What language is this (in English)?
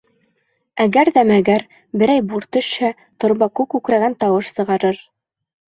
Bashkir